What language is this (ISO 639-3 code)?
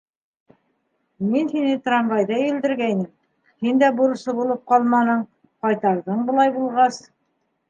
bak